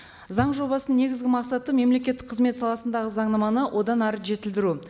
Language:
Kazakh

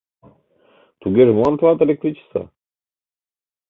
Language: Mari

